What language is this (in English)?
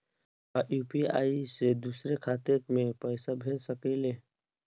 Bhojpuri